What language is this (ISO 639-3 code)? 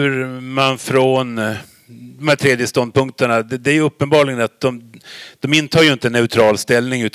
swe